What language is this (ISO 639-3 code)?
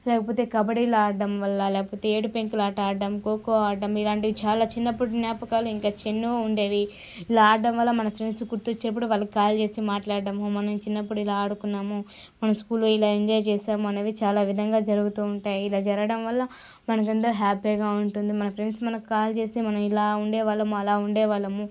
tel